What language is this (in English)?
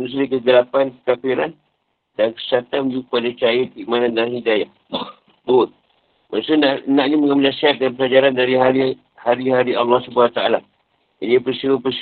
Malay